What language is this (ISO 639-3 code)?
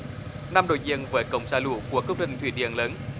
vie